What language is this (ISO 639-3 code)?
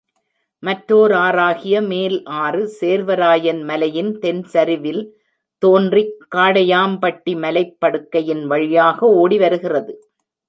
tam